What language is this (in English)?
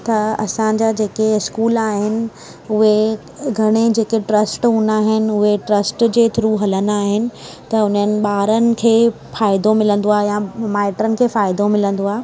Sindhi